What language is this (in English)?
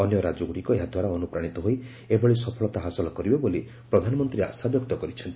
Odia